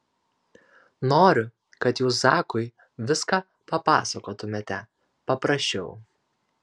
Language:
Lithuanian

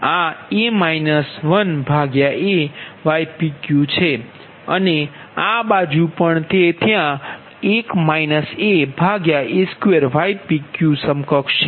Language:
Gujarati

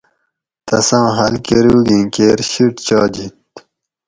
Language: Gawri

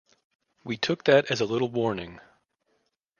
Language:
English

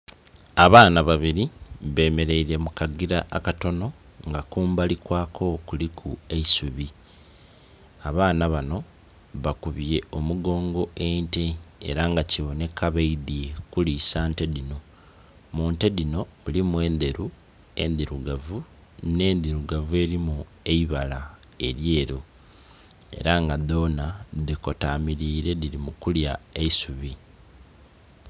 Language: Soga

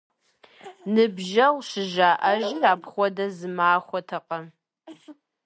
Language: Kabardian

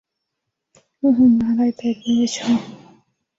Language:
Bangla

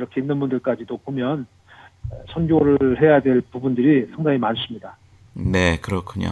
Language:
Korean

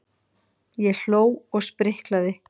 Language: Icelandic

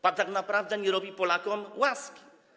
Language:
Polish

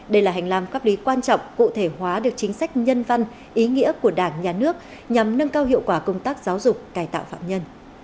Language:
Vietnamese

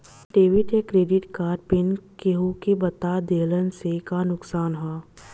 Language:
Bhojpuri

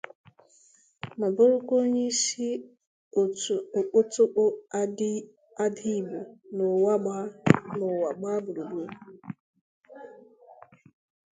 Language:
Igbo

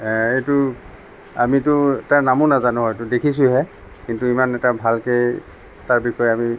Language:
Assamese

